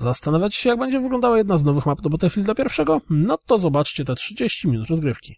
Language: Polish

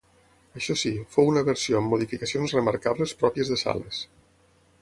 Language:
Catalan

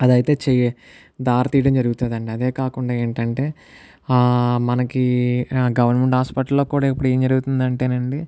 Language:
Telugu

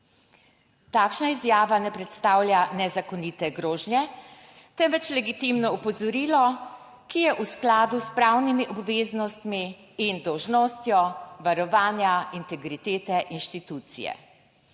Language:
Slovenian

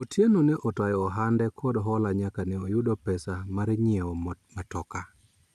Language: Luo (Kenya and Tanzania)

